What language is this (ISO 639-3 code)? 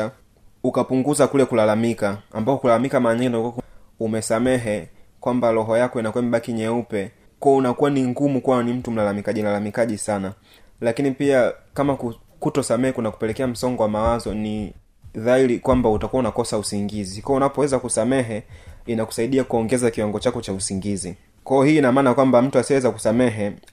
swa